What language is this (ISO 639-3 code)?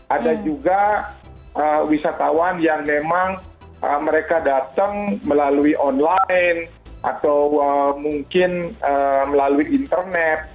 ind